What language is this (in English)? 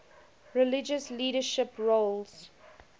English